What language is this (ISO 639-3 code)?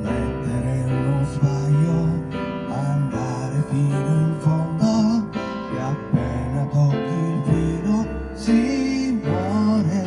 ita